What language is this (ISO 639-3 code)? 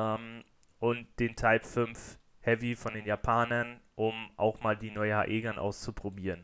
deu